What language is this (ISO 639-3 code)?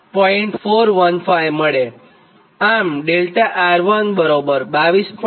guj